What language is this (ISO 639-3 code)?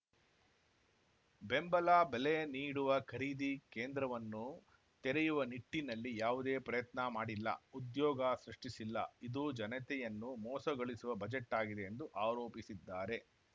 kan